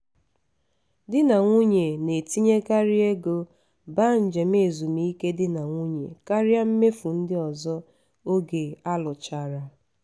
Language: Igbo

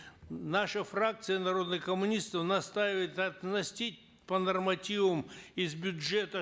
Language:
Kazakh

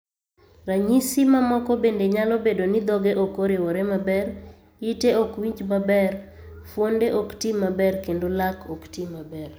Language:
Luo (Kenya and Tanzania)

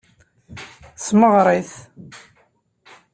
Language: Kabyle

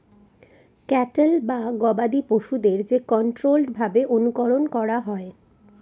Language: Bangla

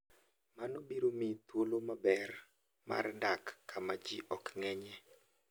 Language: Luo (Kenya and Tanzania)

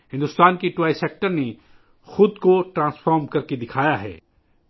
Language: Urdu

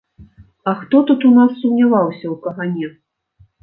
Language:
Belarusian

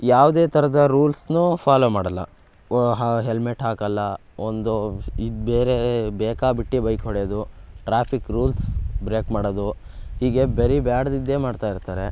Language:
Kannada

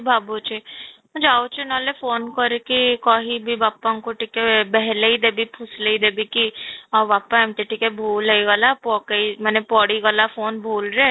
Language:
Odia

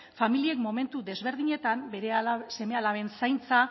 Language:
Basque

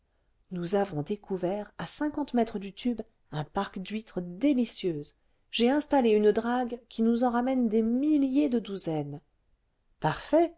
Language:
French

